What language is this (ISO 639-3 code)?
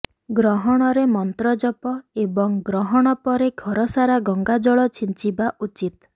ori